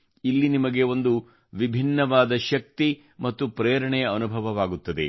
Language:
Kannada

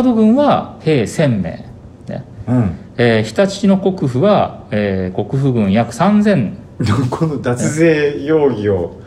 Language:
Japanese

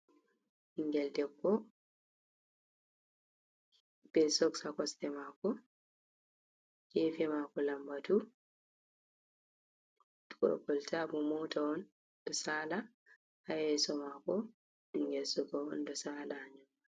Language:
Fula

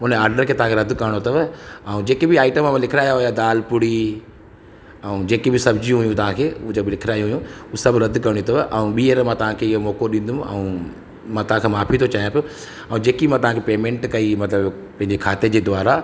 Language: Sindhi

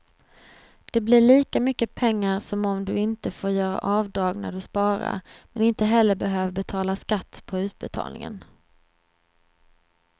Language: Swedish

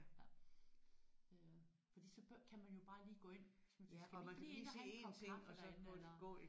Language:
Danish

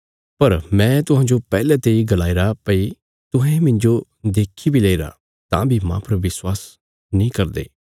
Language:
Bilaspuri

